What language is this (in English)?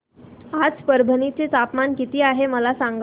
Marathi